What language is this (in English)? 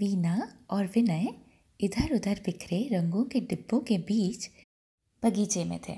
Hindi